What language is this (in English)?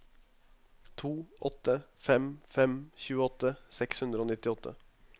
Norwegian